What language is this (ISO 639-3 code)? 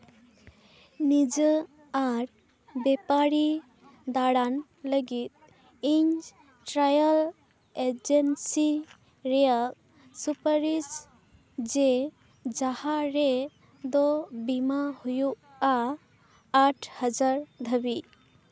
sat